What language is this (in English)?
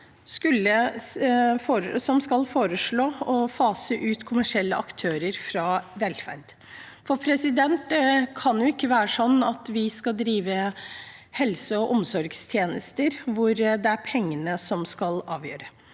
Norwegian